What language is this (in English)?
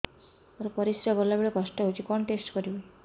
Odia